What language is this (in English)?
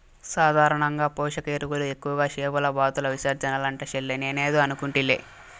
Telugu